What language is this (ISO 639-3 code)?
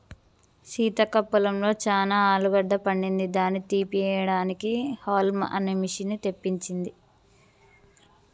tel